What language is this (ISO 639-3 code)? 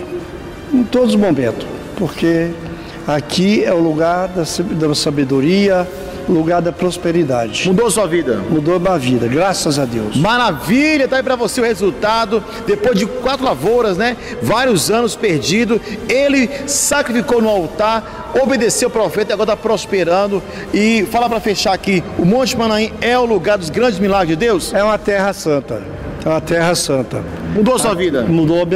por